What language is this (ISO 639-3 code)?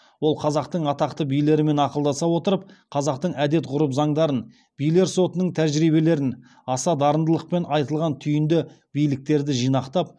kaz